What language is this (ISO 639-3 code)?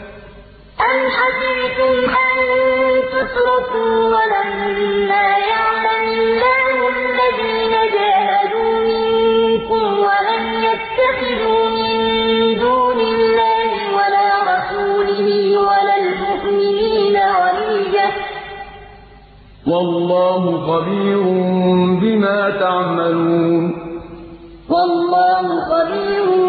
ara